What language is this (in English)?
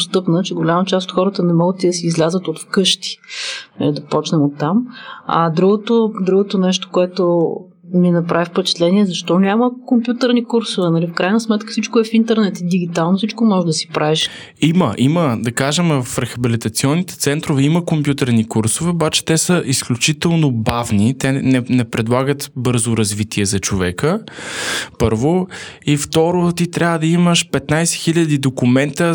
Bulgarian